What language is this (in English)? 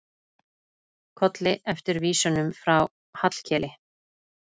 Icelandic